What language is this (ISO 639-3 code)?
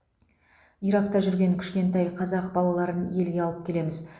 kaz